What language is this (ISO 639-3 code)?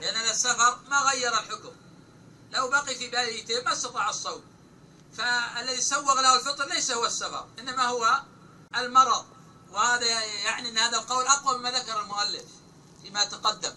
ara